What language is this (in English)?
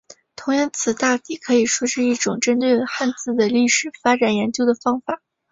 Chinese